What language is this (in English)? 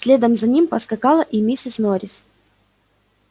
Russian